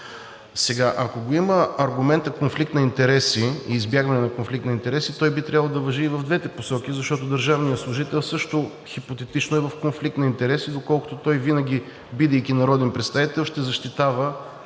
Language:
Bulgarian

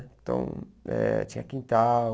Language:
Portuguese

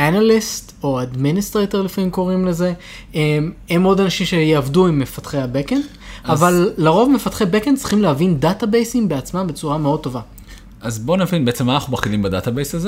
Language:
Hebrew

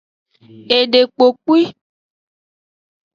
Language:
Aja (Benin)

